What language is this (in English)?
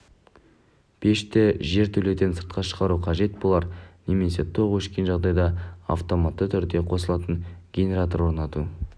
Kazakh